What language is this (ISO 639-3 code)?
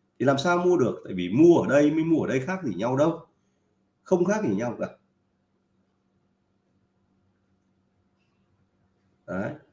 vie